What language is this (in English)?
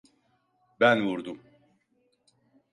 Turkish